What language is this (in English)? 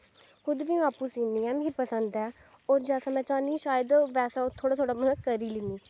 Dogri